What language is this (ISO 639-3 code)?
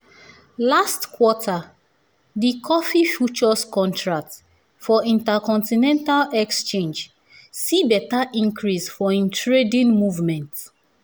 pcm